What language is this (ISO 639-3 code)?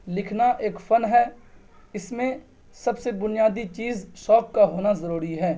urd